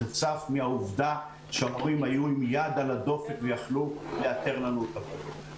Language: Hebrew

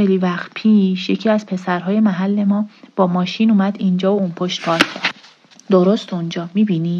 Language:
Persian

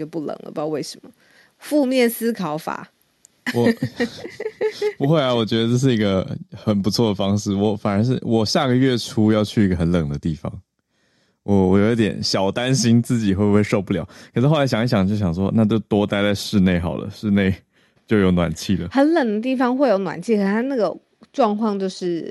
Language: Chinese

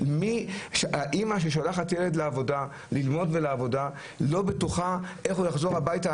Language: Hebrew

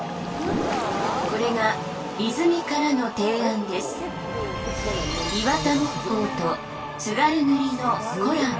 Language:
Japanese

